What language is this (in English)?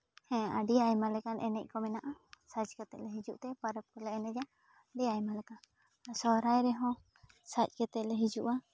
Santali